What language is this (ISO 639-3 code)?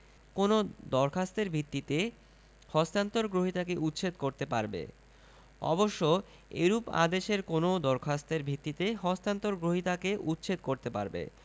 ben